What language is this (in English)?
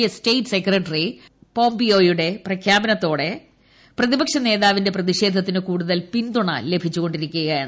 Malayalam